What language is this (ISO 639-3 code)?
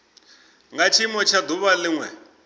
ven